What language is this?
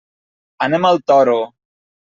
Catalan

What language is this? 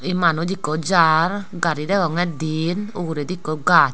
Chakma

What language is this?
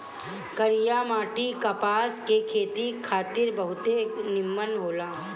Bhojpuri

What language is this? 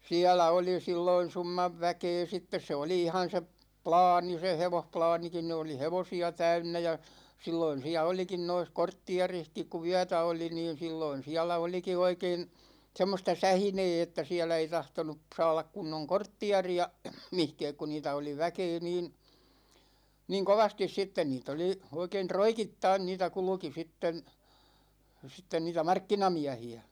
Finnish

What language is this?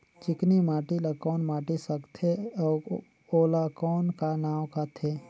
Chhattisgarhi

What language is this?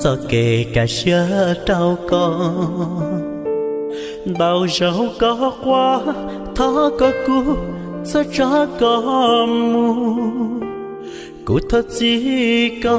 Vietnamese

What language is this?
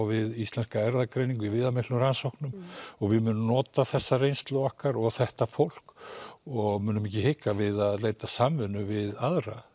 Icelandic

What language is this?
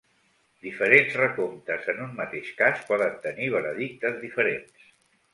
Catalan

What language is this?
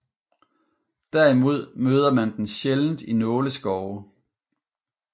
Danish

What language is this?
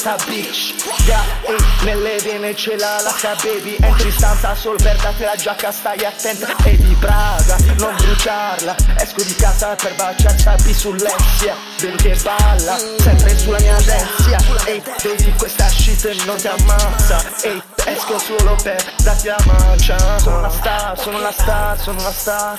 Italian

